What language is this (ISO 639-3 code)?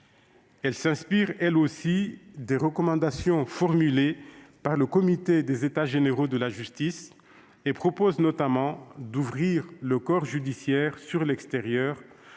fra